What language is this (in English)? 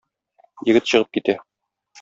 Tatar